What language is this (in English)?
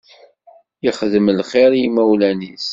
Kabyle